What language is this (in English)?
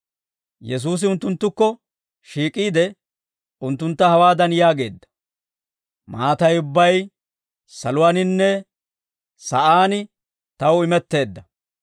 Dawro